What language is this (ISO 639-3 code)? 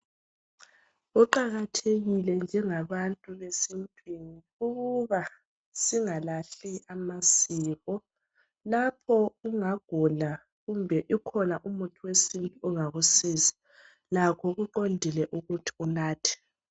nde